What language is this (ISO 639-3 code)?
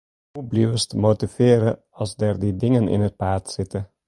fry